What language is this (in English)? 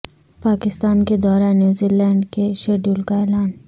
Urdu